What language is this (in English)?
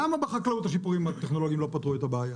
Hebrew